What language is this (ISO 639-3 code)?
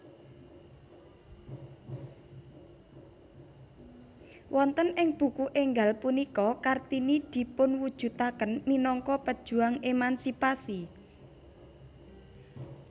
jav